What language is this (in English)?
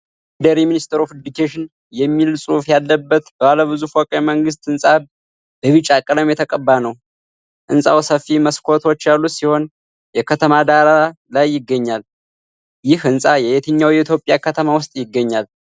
Amharic